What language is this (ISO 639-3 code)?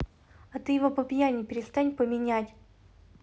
rus